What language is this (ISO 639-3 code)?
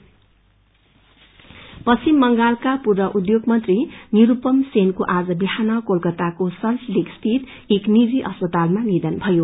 nep